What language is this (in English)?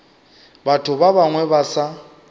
Northern Sotho